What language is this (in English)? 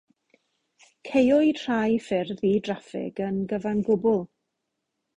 Welsh